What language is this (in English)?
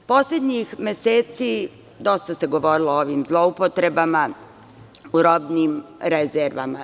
Serbian